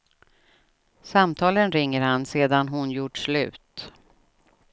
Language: Swedish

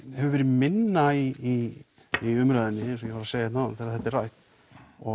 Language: Icelandic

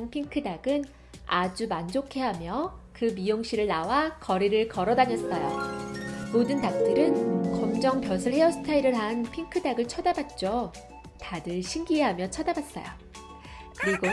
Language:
Korean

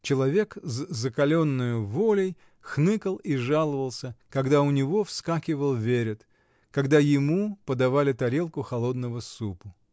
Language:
Russian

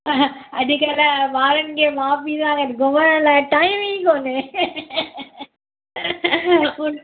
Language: Sindhi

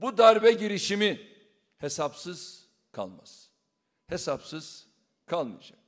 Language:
Turkish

